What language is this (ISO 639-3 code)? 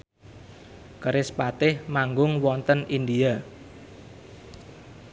jav